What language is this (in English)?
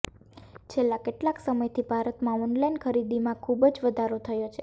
Gujarati